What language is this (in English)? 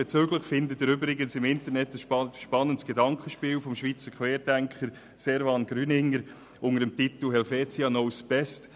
Swiss German